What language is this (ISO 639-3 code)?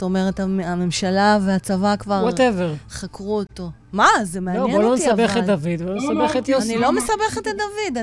heb